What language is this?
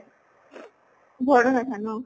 Assamese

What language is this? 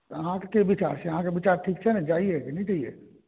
Maithili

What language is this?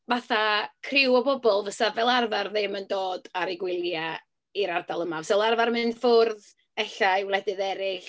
Welsh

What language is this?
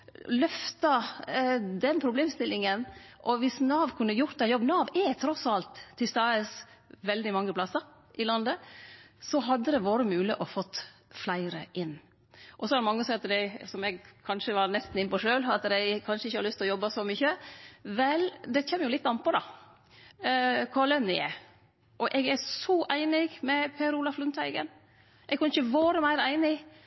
Norwegian Nynorsk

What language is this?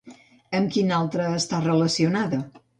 Catalan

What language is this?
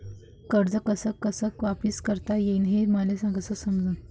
Marathi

